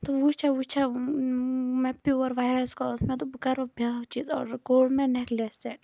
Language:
Kashmiri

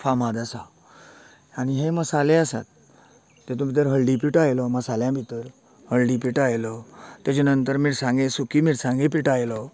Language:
Konkani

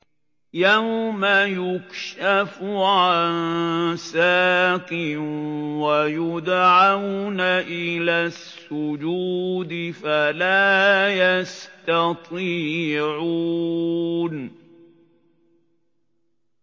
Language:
Arabic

